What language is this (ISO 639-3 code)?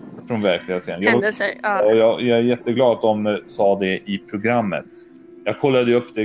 swe